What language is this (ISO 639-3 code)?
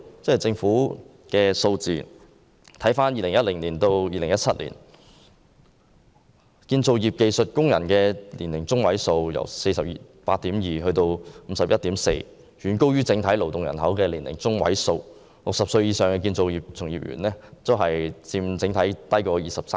yue